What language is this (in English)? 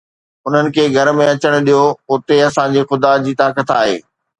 Sindhi